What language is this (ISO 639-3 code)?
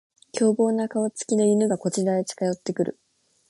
jpn